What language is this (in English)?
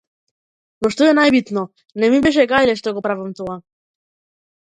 Macedonian